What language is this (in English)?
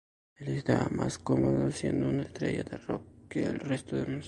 Spanish